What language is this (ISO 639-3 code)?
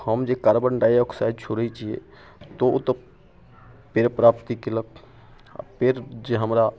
mai